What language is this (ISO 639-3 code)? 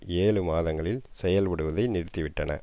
tam